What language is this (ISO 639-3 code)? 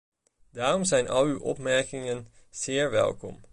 nld